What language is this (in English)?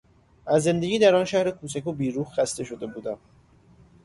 Persian